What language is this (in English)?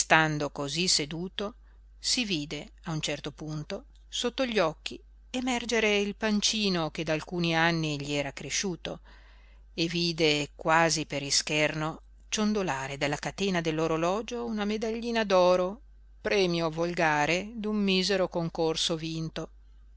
Italian